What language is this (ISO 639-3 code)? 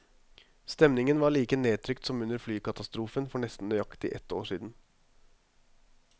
nor